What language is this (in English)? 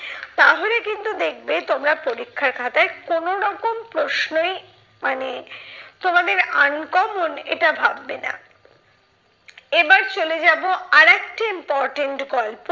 Bangla